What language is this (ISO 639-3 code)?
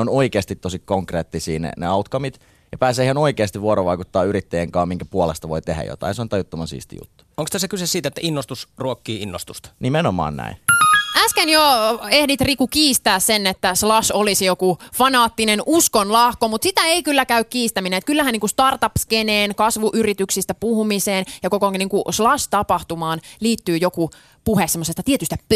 fin